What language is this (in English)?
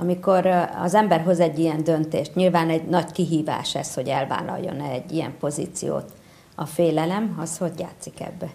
Hungarian